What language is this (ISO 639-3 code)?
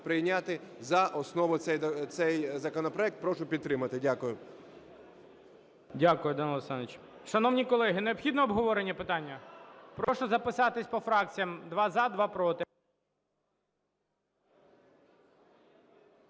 ukr